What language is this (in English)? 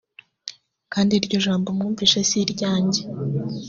Kinyarwanda